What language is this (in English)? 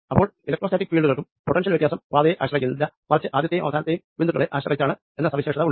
Malayalam